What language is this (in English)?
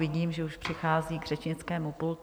Czech